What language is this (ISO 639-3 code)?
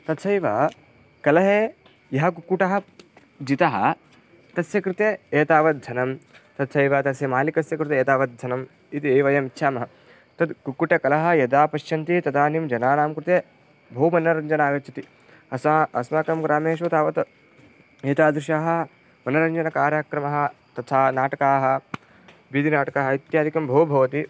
san